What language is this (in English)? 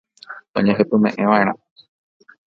Guarani